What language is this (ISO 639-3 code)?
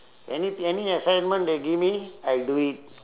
eng